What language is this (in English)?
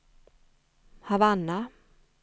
Swedish